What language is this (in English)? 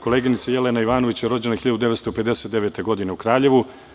Serbian